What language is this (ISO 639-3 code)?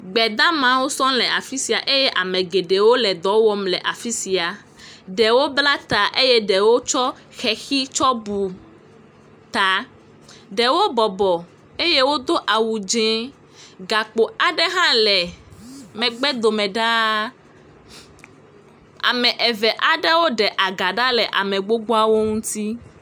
ewe